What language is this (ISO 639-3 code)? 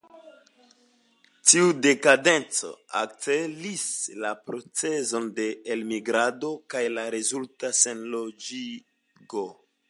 epo